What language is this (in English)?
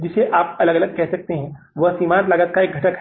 Hindi